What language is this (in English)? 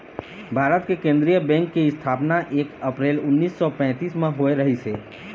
Chhattisgarhi